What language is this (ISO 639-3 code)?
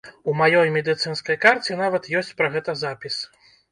bel